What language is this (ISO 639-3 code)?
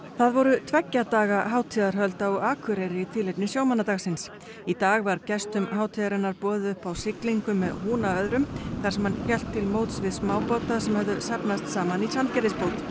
isl